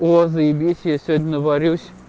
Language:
Russian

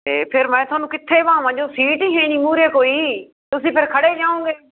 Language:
Punjabi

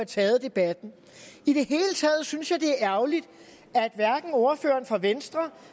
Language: Danish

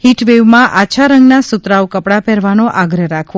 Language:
Gujarati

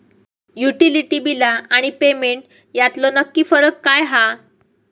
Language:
Marathi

